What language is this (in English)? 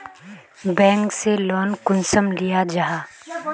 Magahi